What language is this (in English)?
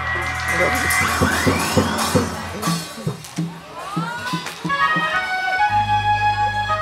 Indonesian